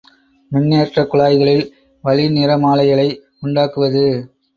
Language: Tamil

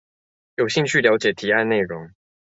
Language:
Chinese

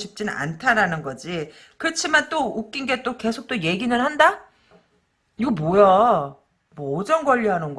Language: Korean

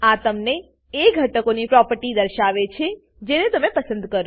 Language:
Gujarati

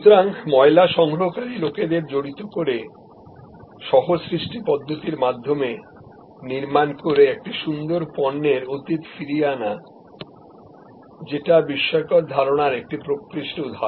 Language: Bangla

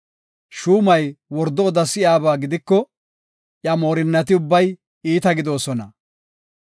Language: Gofa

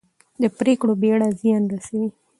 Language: Pashto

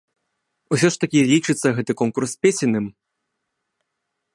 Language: Belarusian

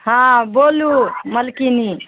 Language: Maithili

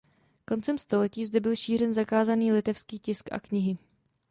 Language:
Czech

